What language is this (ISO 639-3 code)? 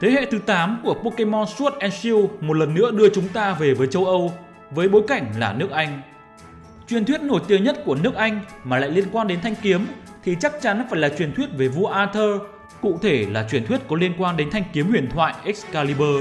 vie